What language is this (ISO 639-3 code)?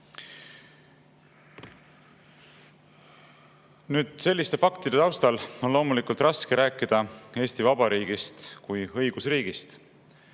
est